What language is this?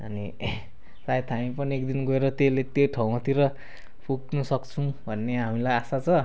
Nepali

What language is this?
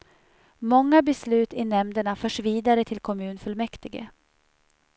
Swedish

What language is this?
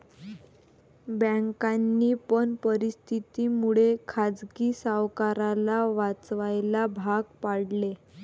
Marathi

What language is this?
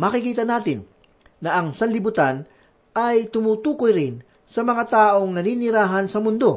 Filipino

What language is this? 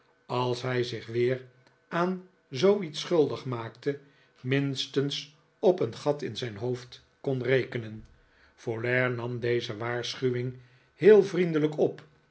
Dutch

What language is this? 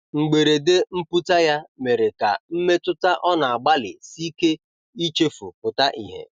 Igbo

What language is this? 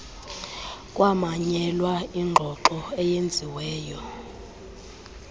Xhosa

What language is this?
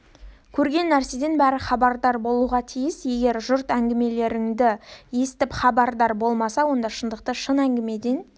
Kazakh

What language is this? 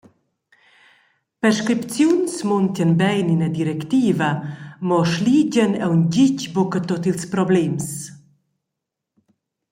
Romansh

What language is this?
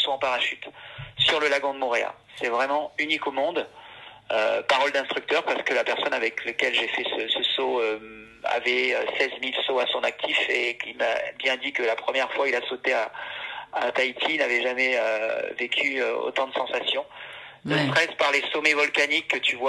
French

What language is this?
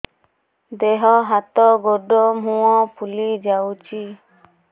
Odia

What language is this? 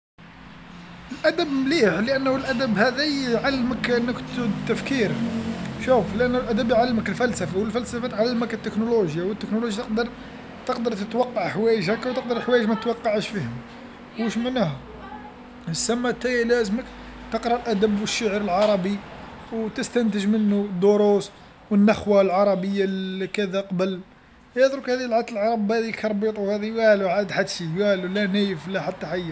Algerian Arabic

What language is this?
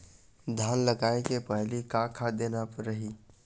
Chhattisgarhi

